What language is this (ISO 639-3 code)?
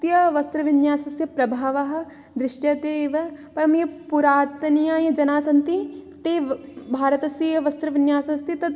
san